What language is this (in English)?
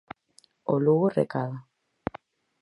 Galician